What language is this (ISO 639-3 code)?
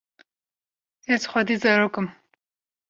kur